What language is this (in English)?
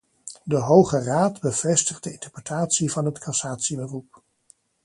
Dutch